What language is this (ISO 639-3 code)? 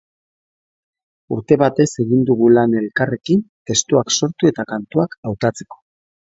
eus